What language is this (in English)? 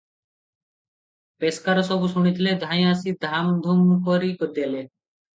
Odia